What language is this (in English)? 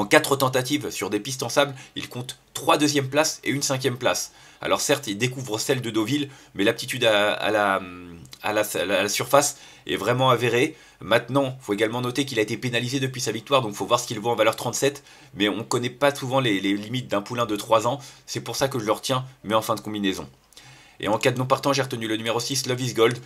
French